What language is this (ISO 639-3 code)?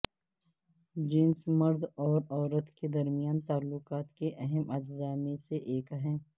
urd